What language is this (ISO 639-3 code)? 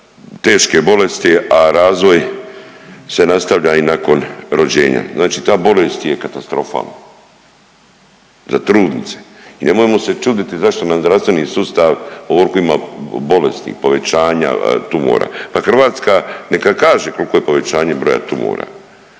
hrv